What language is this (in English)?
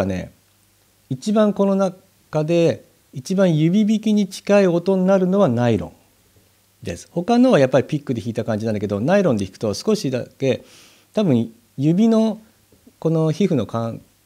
Japanese